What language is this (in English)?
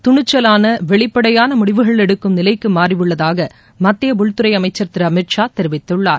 Tamil